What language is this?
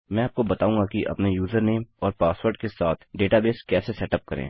Hindi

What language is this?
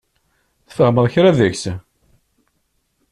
Kabyle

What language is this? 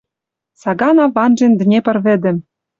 Western Mari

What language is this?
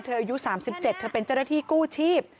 Thai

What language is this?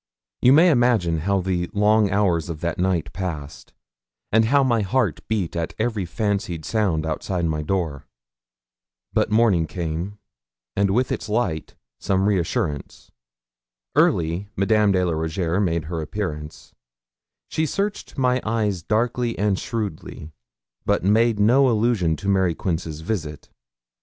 English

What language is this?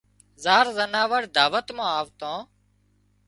Wadiyara Koli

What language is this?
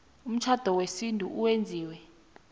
South Ndebele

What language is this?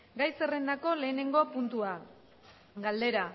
Basque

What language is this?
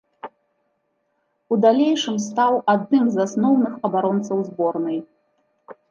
Belarusian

